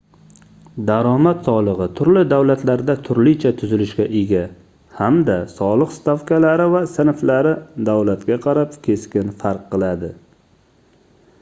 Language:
Uzbek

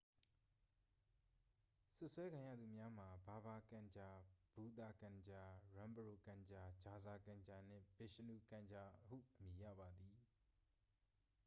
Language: Burmese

